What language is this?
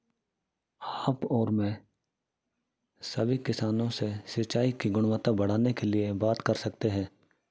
Hindi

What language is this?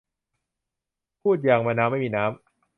Thai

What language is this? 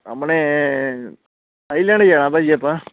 Punjabi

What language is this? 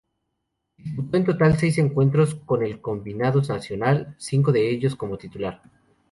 Spanish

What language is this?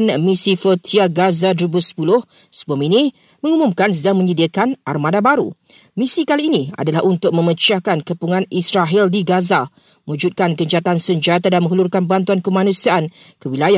Malay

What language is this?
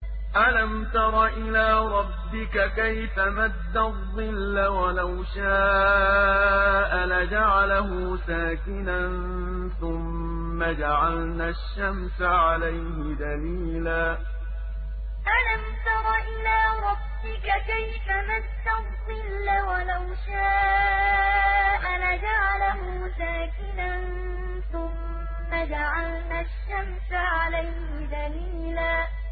Arabic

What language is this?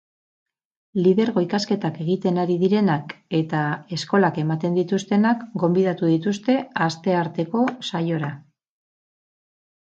Basque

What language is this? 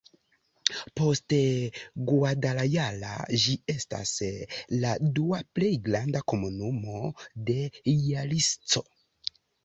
Esperanto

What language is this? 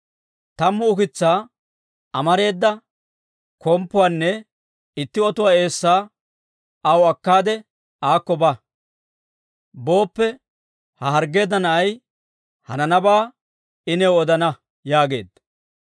Dawro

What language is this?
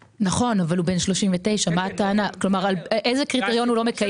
Hebrew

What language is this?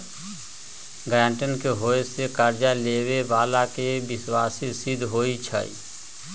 Magahi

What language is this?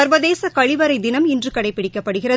Tamil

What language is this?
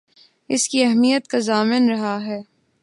Urdu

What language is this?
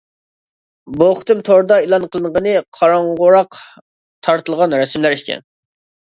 Uyghur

